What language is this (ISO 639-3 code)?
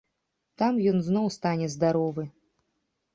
bel